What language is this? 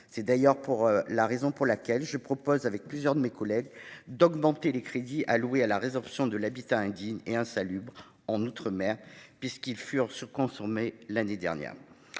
French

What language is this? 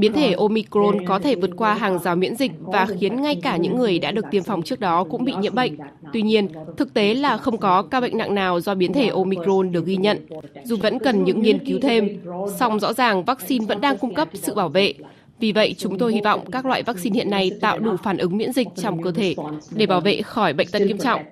Vietnamese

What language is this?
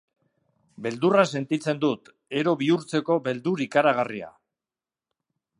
Basque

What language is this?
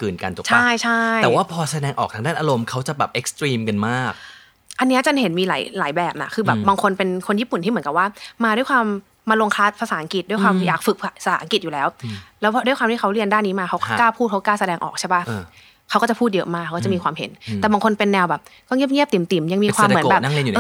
Thai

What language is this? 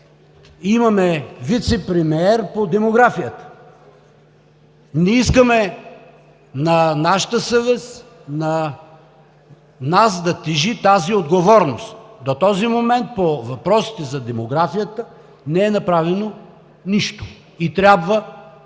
Bulgarian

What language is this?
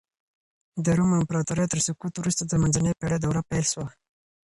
Pashto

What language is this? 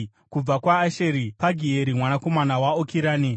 Shona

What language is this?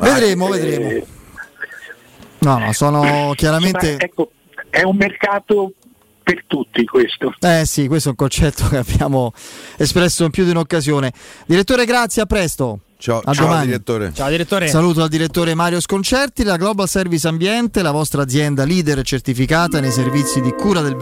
Italian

